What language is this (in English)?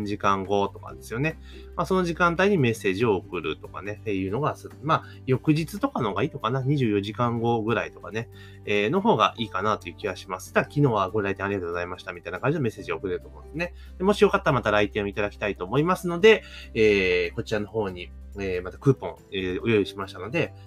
Japanese